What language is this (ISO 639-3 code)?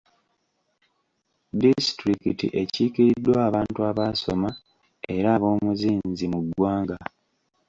lug